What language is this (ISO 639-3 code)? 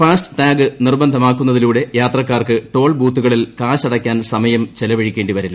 mal